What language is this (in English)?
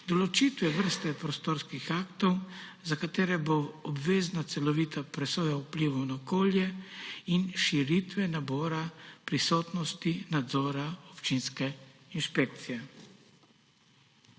Slovenian